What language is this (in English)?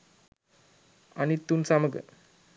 Sinhala